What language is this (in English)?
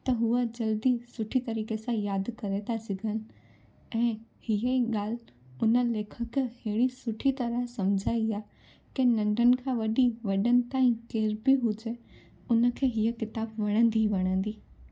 Sindhi